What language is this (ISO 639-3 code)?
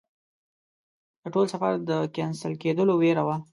pus